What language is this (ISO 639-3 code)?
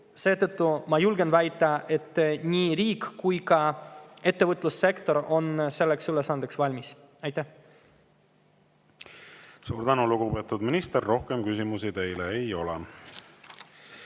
est